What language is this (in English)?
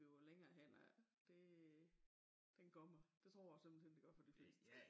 Danish